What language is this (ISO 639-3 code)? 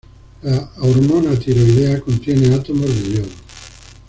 spa